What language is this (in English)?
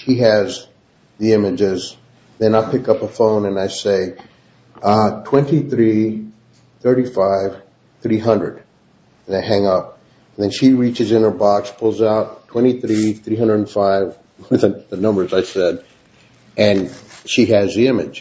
English